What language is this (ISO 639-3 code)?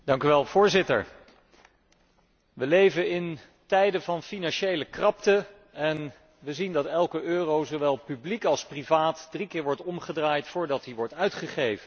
nld